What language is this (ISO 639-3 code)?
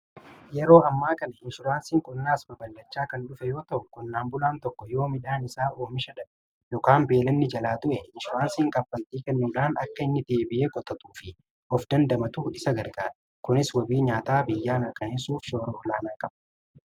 orm